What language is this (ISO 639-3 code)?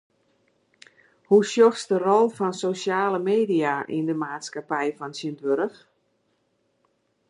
fry